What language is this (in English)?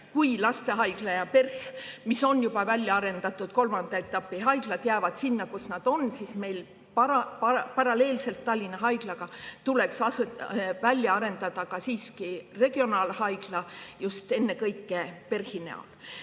Estonian